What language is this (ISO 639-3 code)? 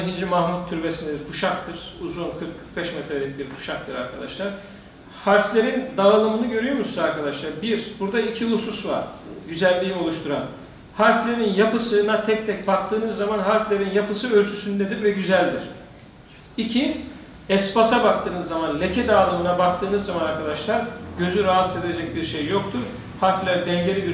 tur